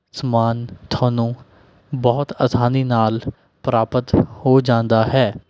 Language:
Punjabi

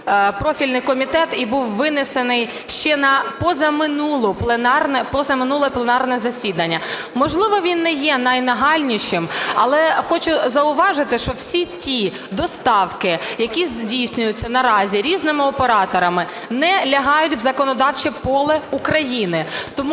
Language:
Ukrainian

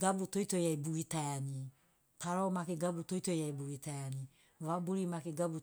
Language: Sinaugoro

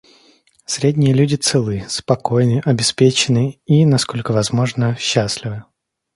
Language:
Russian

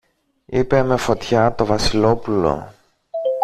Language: Greek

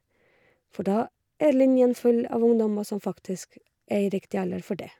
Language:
Norwegian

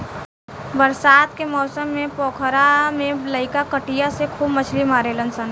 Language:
Bhojpuri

